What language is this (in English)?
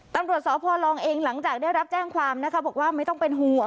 Thai